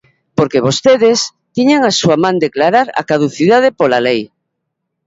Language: Galician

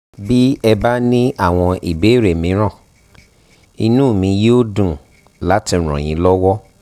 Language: Yoruba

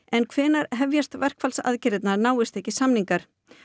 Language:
Icelandic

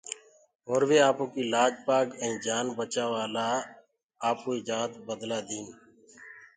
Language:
Gurgula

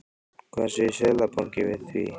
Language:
Icelandic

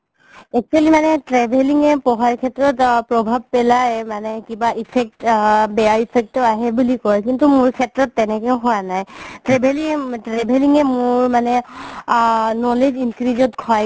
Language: Assamese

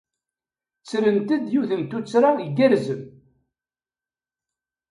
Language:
Kabyle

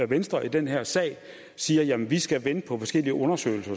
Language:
Danish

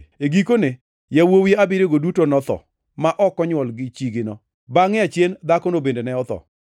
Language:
Luo (Kenya and Tanzania)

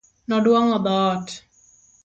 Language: Luo (Kenya and Tanzania)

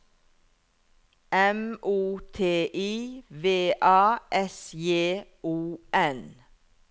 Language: Norwegian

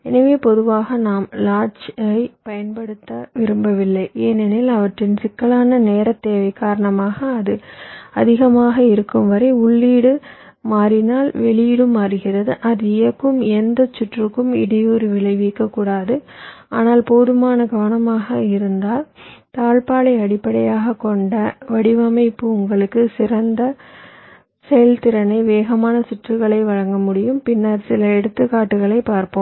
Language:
Tamil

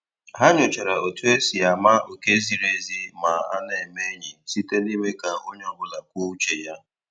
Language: Igbo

